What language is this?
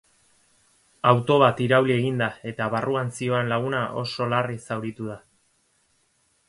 Basque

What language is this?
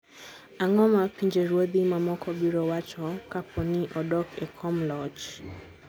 Luo (Kenya and Tanzania)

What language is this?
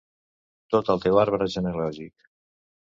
Catalan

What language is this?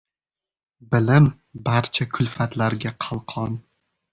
Uzbek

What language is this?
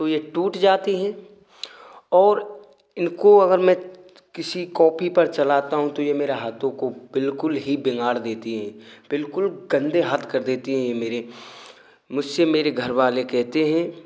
Hindi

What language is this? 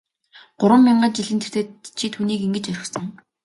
Mongolian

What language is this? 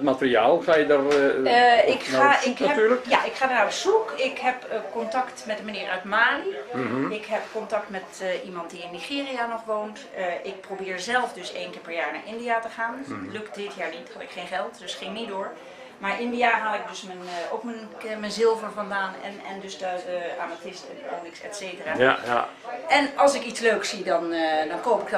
Dutch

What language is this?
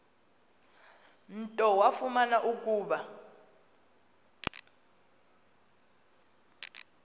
Xhosa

